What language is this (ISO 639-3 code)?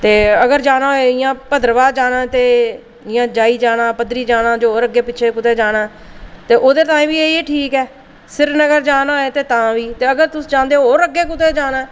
doi